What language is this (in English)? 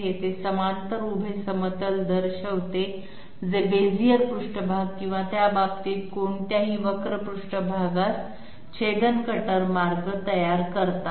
Marathi